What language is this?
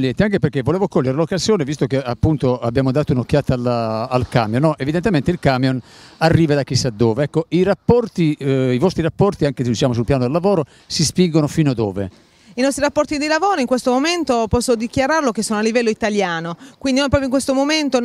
Italian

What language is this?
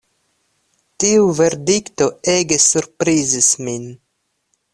Esperanto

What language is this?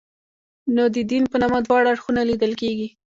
Pashto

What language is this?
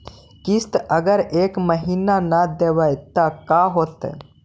Magahi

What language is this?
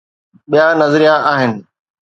Sindhi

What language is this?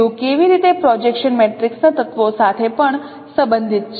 Gujarati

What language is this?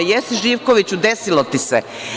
Serbian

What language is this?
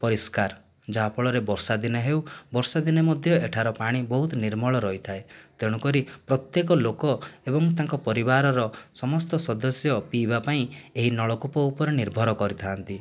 Odia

